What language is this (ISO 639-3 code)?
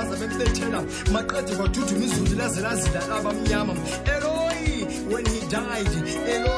slk